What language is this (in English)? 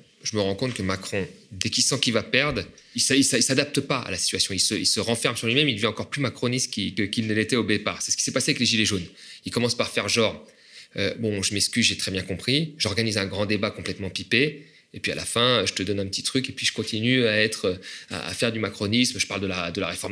French